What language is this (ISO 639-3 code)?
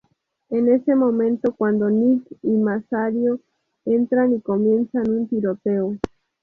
spa